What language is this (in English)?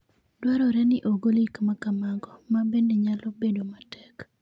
Luo (Kenya and Tanzania)